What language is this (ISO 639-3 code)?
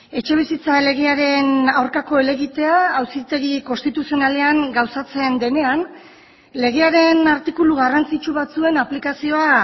eus